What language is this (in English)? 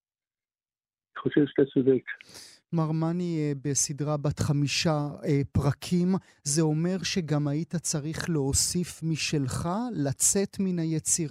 Hebrew